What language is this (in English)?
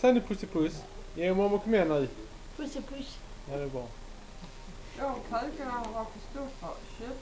Swedish